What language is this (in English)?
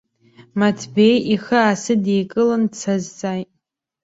Abkhazian